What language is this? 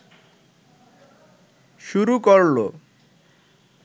Bangla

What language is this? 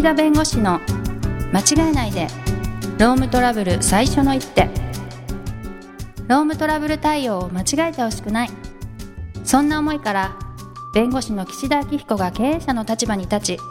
Japanese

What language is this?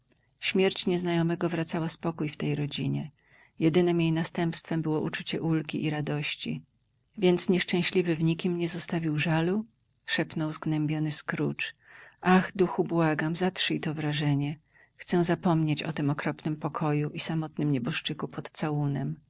Polish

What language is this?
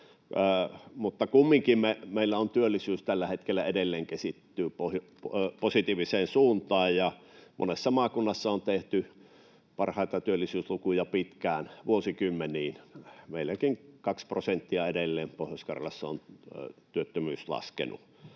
Finnish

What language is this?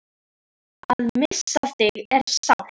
Icelandic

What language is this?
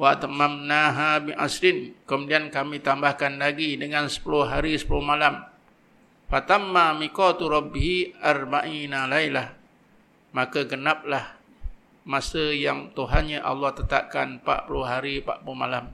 Malay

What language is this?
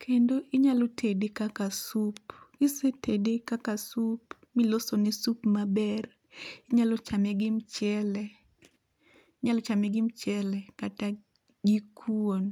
Luo (Kenya and Tanzania)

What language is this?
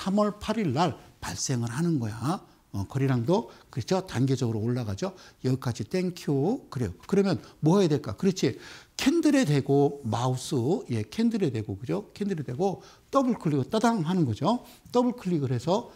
Korean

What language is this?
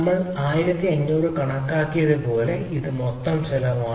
Malayalam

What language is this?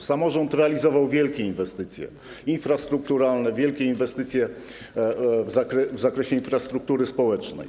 Polish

